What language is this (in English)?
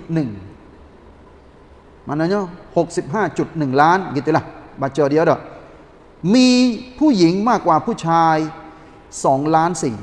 Malay